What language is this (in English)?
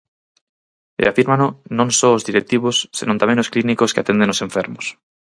Galician